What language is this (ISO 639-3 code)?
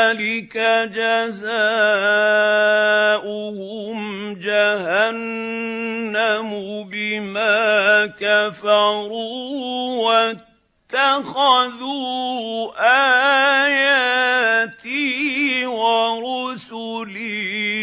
ara